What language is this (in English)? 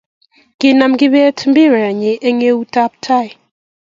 Kalenjin